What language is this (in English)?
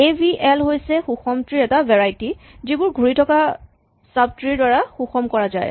Assamese